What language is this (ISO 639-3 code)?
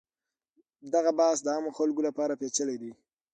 pus